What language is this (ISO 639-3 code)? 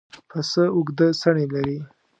pus